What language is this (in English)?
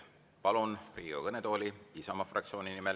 Estonian